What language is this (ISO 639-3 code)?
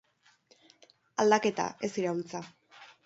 eus